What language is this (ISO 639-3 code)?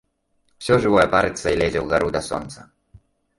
bel